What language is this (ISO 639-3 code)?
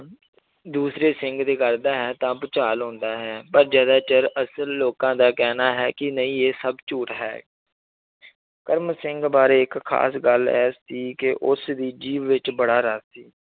pan